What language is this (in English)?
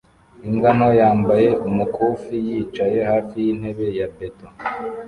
Kinyarwanda